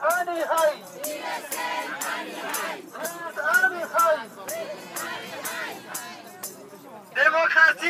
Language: Arabic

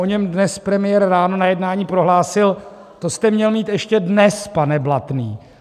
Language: Czech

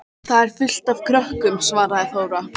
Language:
Icelandic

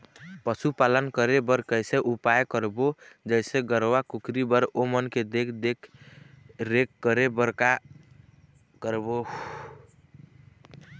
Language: Chhattisgarhi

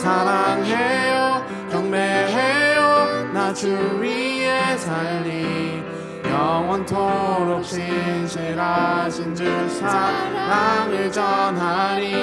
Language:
Korean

